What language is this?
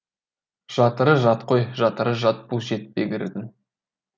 Kazakh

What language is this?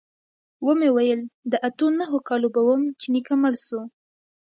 Pashto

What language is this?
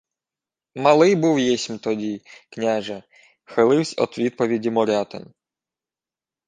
Ukrainian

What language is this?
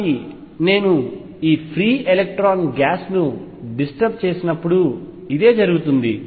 Telugu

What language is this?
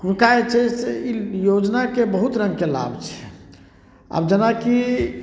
Maithili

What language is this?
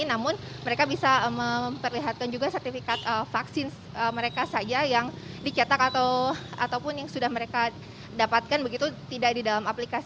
Indonesian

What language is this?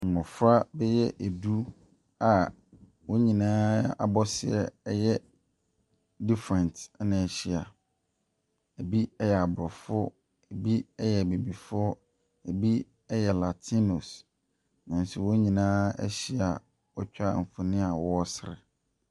Akan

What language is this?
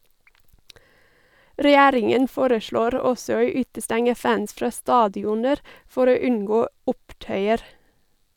Norwegian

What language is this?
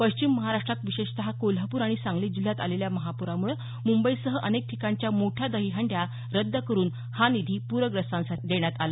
Marathi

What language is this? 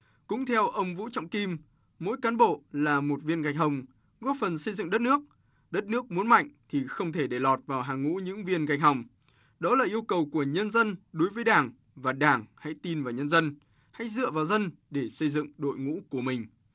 Vietnamese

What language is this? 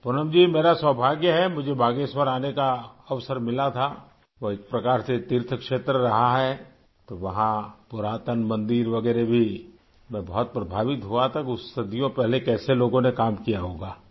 Urdu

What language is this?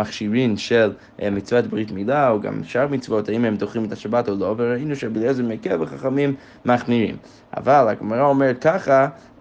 Hebrew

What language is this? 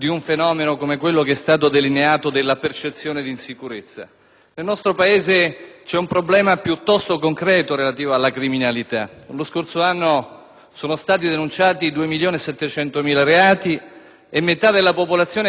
Italian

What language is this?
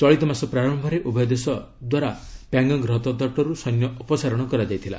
Odia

